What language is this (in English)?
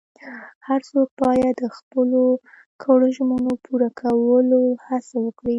Pashto